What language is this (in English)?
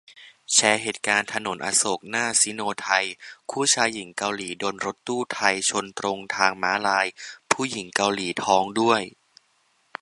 Thai